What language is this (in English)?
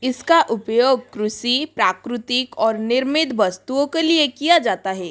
Hindi